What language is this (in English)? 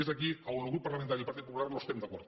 Catalan